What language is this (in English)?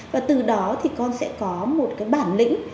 Vietnamese